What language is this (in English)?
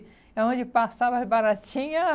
Portuguese